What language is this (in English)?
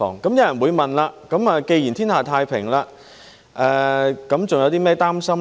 Cantonese